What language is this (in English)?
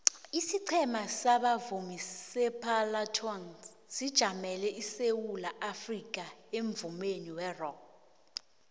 South Ndebele